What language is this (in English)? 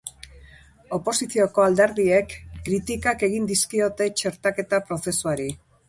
Basque